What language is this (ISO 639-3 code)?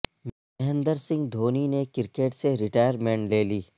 urd